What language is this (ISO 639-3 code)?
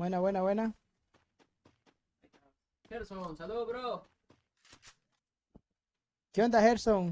spa